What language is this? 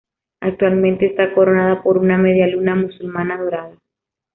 Spanish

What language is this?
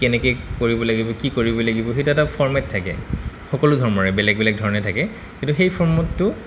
Assamese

